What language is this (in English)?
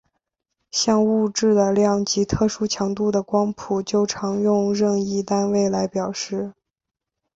Chinese